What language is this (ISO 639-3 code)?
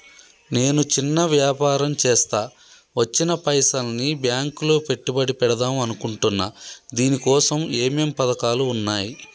tel